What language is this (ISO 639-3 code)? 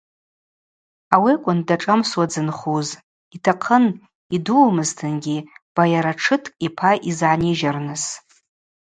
abq